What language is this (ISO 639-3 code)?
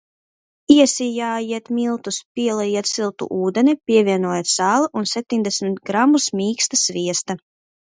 lav